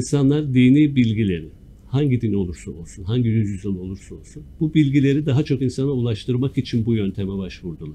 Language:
Turkish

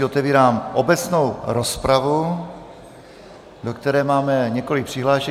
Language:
Czech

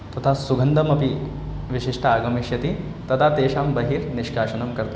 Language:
Sanskrit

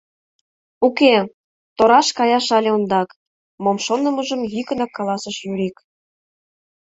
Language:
Mari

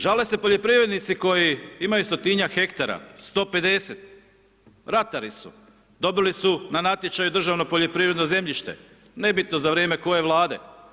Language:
Croatian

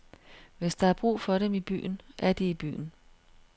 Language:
Danish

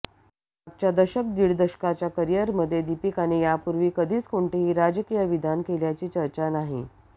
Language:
Marathi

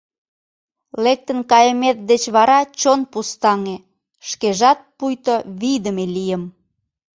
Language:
Mari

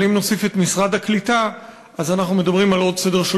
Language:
Hebrew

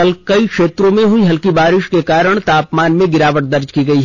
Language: Hindi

